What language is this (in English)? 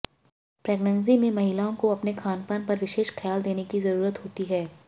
Hindi